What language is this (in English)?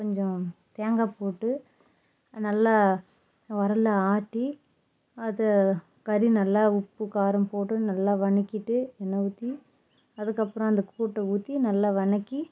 Tamil